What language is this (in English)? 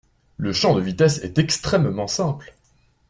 French